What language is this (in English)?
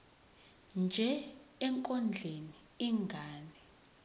Zulu